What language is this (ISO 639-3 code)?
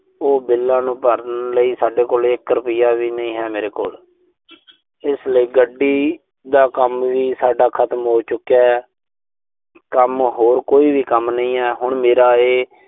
pan